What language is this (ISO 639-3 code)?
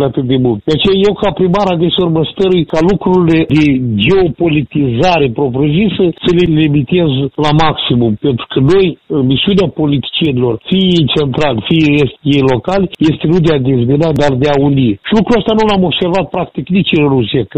ron